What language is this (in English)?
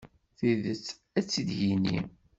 Kabyle